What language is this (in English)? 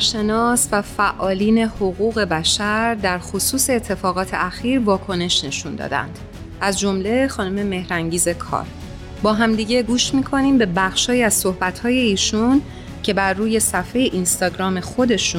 Persian